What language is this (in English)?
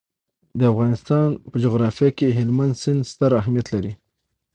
Pashto